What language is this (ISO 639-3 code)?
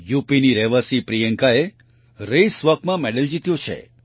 guj